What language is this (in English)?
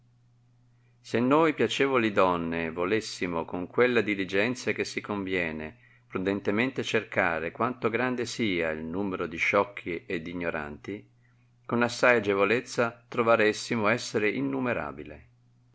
Italian